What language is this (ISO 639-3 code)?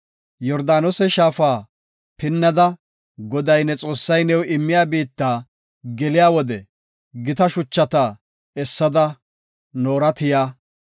gof